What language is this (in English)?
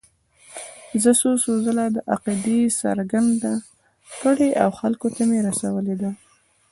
Pashto